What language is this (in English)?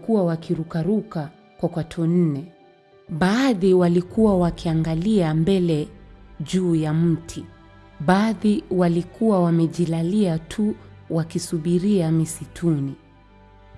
Swahili